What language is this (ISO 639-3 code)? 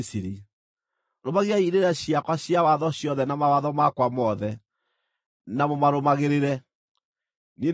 kik